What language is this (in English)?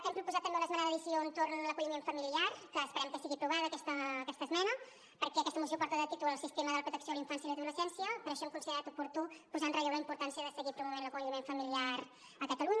Catalan